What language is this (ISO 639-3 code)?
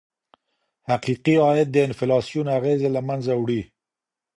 pus